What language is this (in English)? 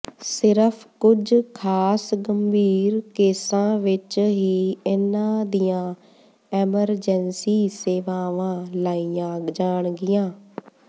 Punjabi